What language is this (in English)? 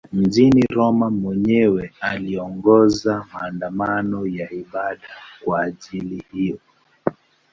Swahili